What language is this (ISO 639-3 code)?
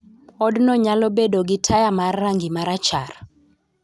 luo